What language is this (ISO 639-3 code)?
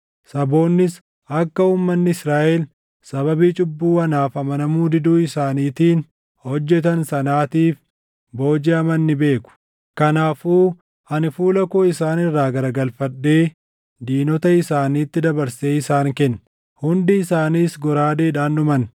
orm